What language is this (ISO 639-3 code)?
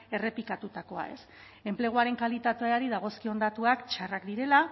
eus